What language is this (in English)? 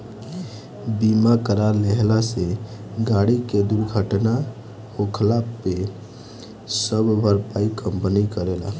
Bhojpuri